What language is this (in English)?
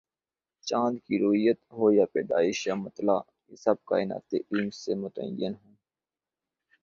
Urdu